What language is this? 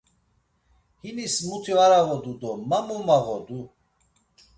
Laz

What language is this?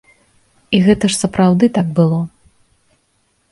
Belarusian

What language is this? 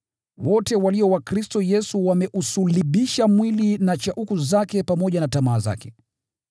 Swahili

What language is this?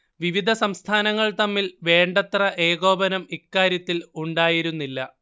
Malayalam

